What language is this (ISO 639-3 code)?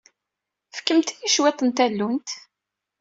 kab